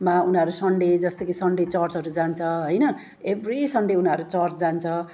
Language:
Nepali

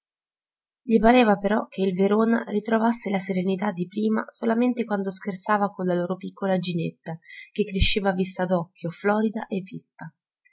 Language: Italian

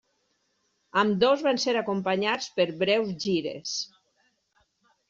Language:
Catalan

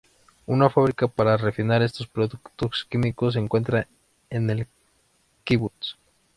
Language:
Spanish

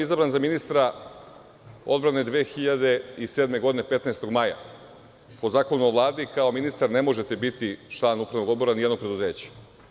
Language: Serbian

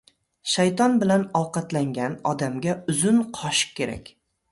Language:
Uzbek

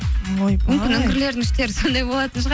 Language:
Kazakh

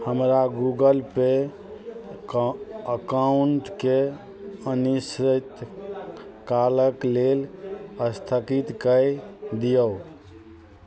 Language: Maithili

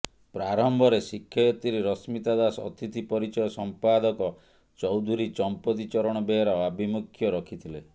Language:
Odia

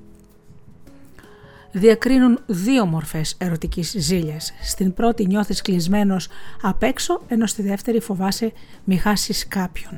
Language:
Greek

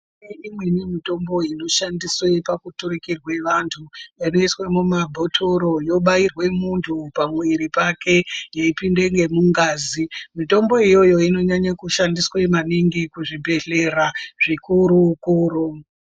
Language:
Ndau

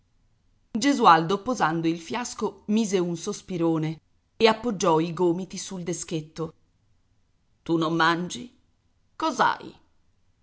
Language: Italian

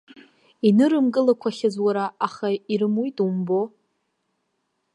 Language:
Abkhazian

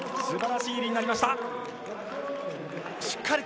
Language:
Japanese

